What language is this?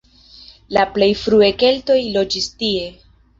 Esperanto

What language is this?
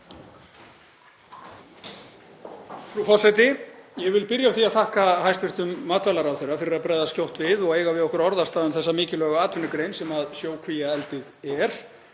Icelandic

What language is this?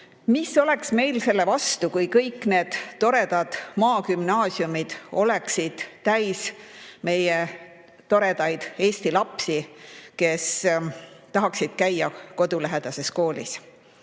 Estonian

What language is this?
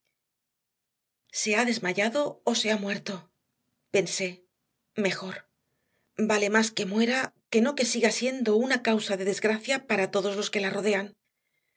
Spanish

